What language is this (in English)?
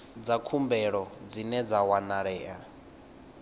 Venda